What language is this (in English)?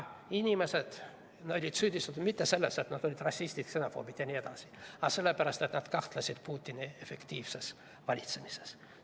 Estonian